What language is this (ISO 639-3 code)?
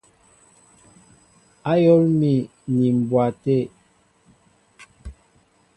mbo